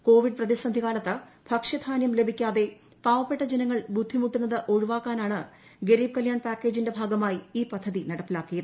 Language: Malayalam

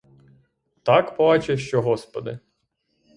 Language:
Ukrainian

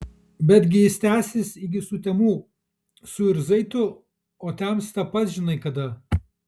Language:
Lithuanian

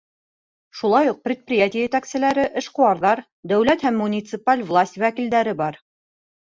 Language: Bashkir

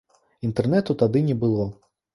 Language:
Belarusian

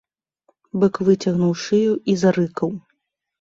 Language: Belarusian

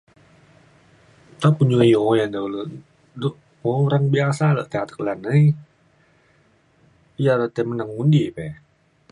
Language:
Mainstream Kenyah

